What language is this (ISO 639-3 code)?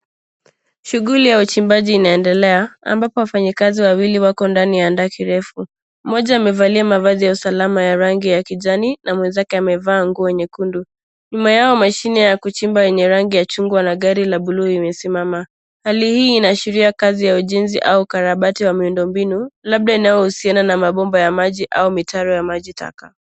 swa